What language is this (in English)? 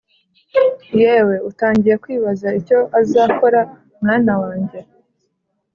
Kinyarwanda